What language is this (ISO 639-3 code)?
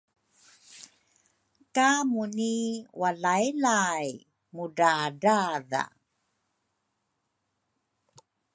dru